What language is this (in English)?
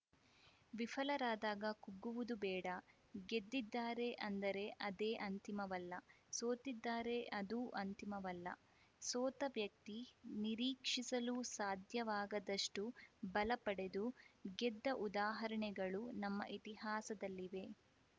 Kannada